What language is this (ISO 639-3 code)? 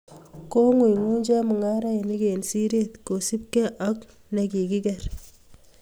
kln